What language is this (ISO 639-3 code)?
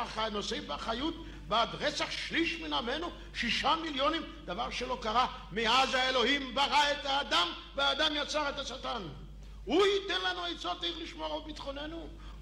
heb